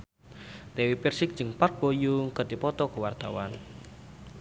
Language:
Sundanese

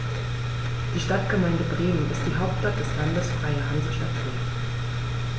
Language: German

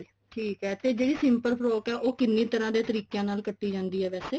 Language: Punjabi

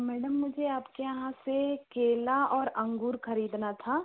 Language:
Hindi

